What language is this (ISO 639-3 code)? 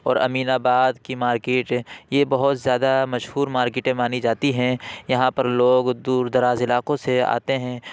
urd